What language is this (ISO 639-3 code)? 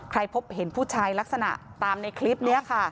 tha